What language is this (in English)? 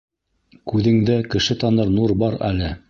Bashkir